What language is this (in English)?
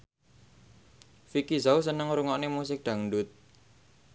Javanese